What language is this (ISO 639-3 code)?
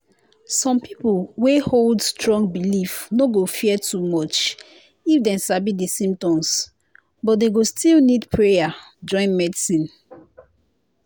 pcm